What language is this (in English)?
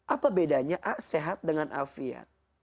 Indonesian